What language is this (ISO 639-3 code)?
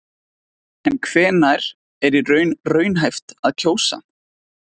isl